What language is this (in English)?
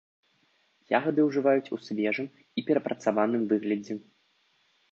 Belarusian